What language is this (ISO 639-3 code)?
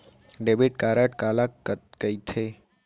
hne